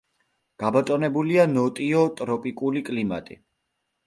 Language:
Georgian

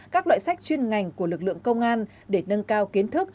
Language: Vietnamese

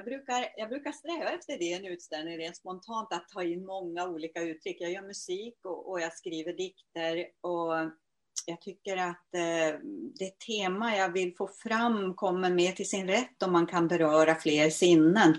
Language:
Swedish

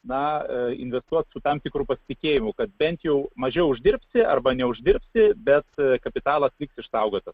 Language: Lithuanian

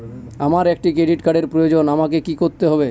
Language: Bangla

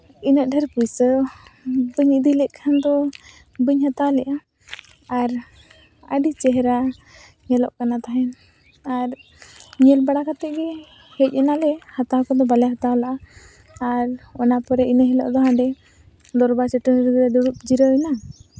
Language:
Santali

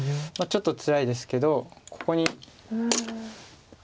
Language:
Japanese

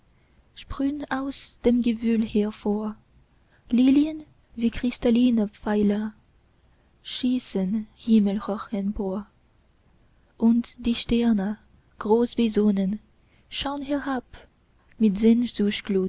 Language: German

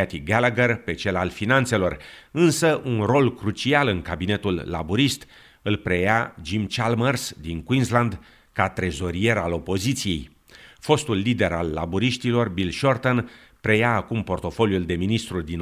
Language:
Romanian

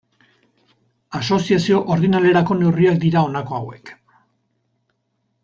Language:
Basque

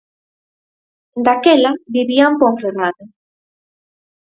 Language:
Galician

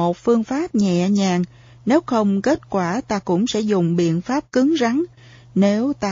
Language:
Vietnamese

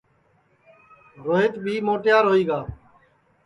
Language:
Sansi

